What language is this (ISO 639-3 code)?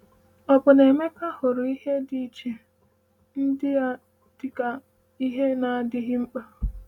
ibo